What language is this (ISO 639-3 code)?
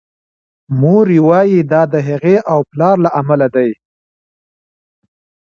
pus